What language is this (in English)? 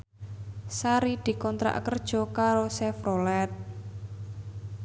Javanese